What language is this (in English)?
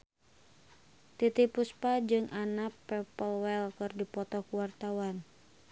Sundanese